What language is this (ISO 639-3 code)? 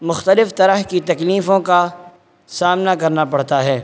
urd